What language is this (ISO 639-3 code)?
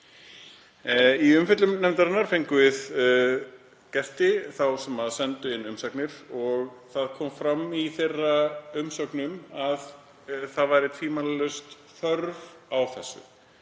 isl